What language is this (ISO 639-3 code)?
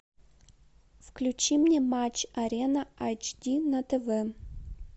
rus